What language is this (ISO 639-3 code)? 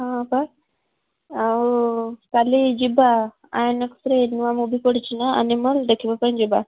ori